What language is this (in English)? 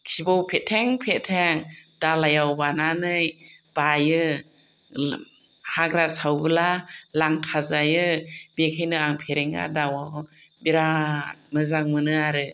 Bodo